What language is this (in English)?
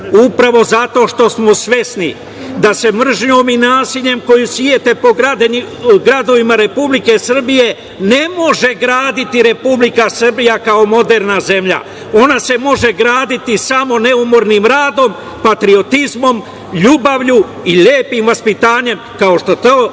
Serbian